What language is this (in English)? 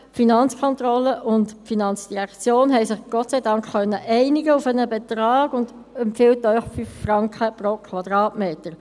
Swiss German